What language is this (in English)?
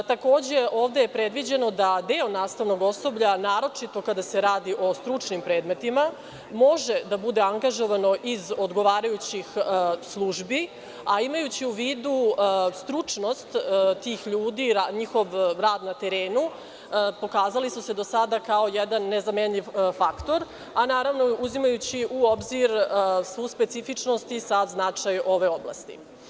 Serbian